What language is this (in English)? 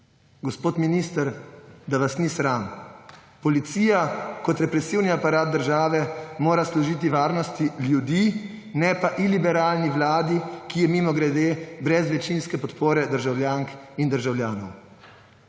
Slovenian